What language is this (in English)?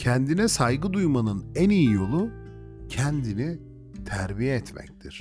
Turkish